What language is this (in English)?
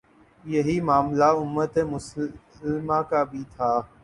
Urdu